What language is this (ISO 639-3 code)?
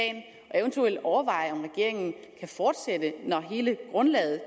dan